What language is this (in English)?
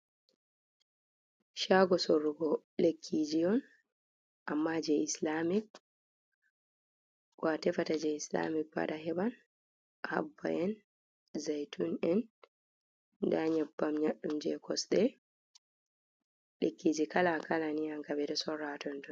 Fula